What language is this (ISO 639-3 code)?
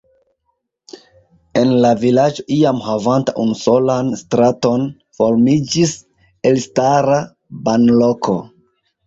epo